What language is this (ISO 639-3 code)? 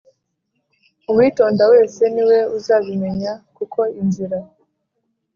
kin